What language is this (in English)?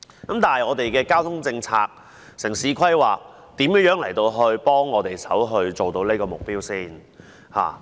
Cantonese